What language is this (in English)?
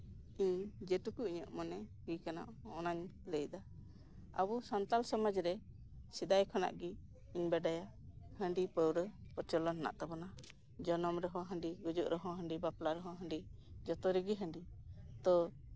Santali